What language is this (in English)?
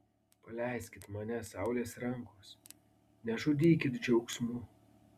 Lithuanian